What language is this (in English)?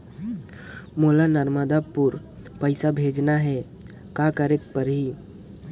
Chhattisgarhi